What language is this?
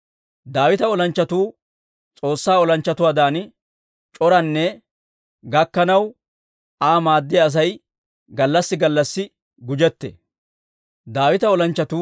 Dawro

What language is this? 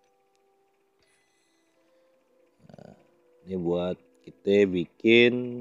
Indonesian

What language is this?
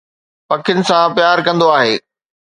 Sindhi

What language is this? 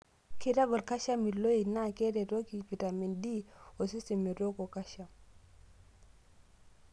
Masai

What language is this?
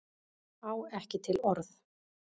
Icelandic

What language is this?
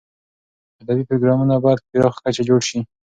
Pashto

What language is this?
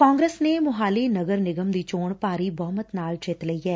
Punjabi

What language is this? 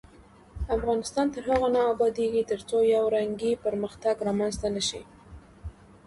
Pashto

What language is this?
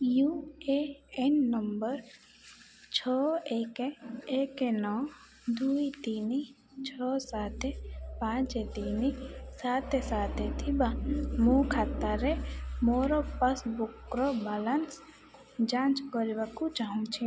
Odia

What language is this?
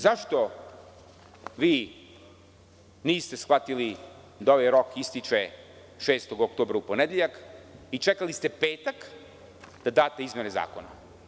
Serbian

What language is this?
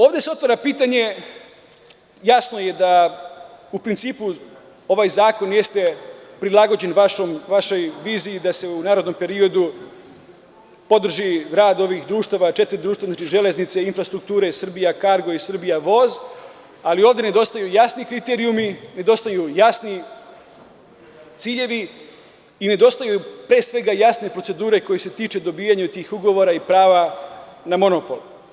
Serbian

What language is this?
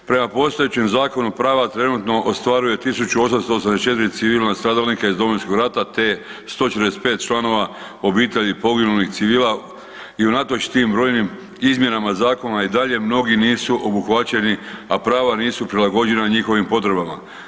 Croatian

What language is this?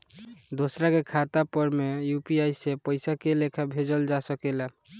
Bhojpuri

